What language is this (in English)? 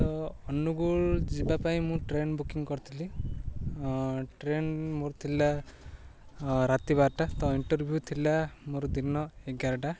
Odia